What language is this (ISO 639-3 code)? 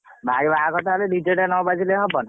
ori